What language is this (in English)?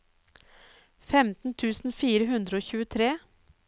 Norwegian